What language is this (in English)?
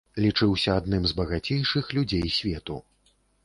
Belarusian